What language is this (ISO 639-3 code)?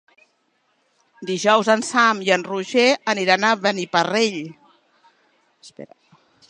cat